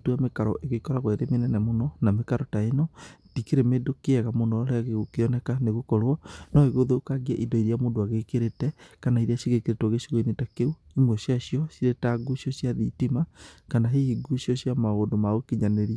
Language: Kikuyu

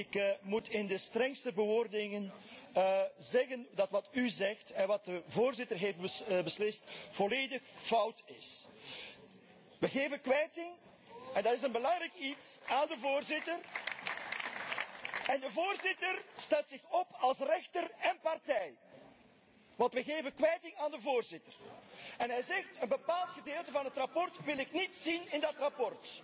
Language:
Dutch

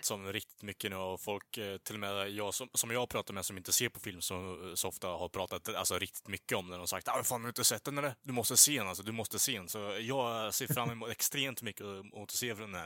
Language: Swedish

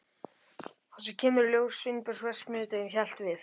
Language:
Icelandic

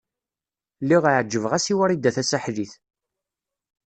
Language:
Kabyle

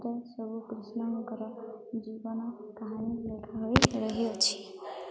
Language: Odia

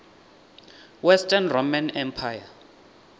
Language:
Venda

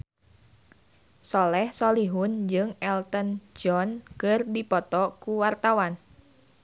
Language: Sundanese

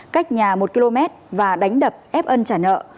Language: Vietnamese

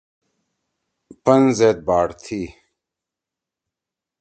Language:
Torwali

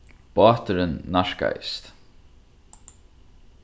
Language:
Faroese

